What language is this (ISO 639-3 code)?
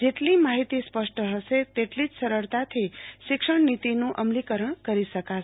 guj